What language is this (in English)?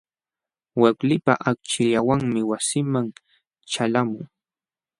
Jauja Wanca Quechua